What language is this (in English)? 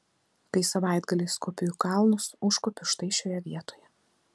Lithuanian